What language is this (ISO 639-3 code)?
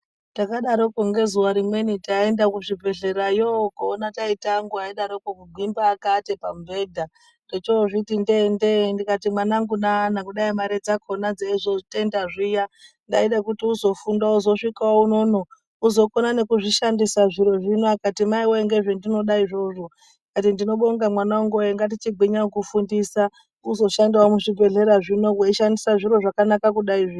ndc